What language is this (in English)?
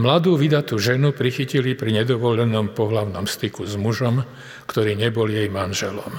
Slovak